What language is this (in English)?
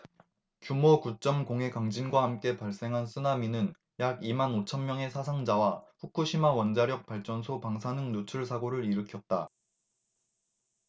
Korean